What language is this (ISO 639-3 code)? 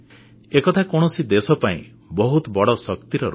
ori